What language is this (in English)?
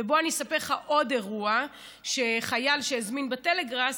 Hebrew